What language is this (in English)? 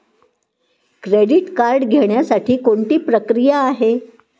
Marathi